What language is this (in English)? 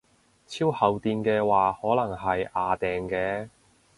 Cantonese